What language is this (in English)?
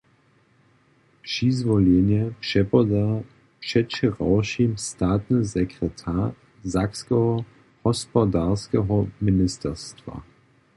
Upper Sorbian